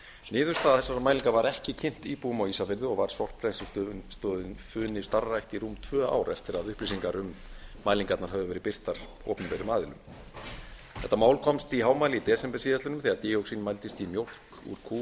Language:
Icelandic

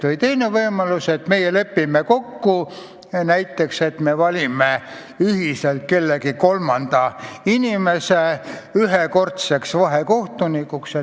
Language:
Estonian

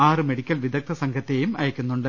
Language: Malayalam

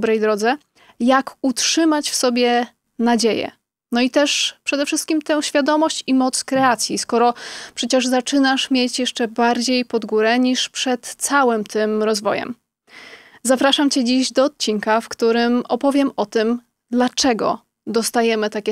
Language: Polish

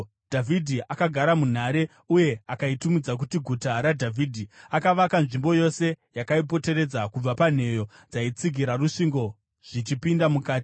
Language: Shona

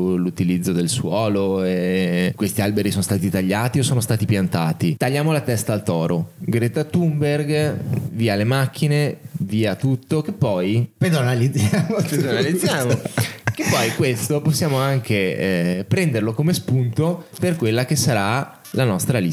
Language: Italian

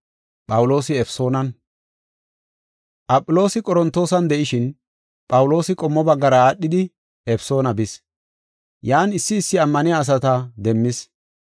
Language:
Gofa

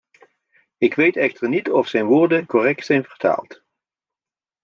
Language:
Dutch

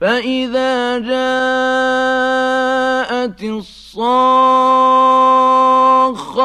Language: Arabic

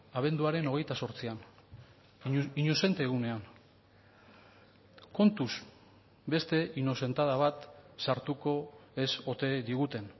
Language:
Basque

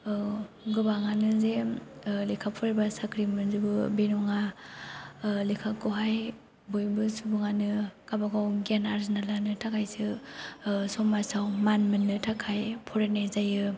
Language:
Bodo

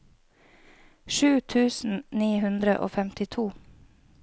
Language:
Norwegian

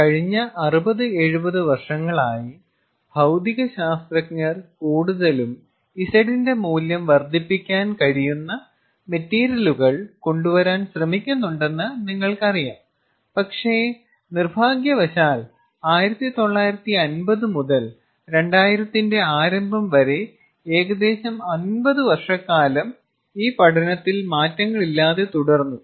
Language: Malayalam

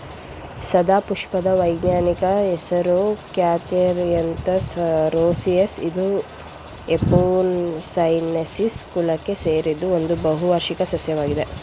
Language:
Kannada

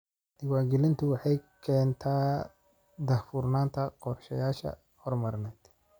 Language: Somali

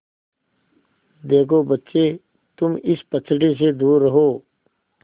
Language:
Hindi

